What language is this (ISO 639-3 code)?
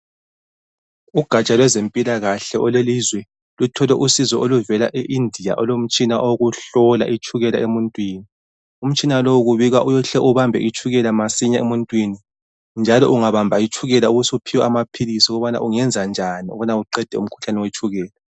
nde